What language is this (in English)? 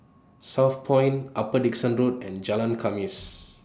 English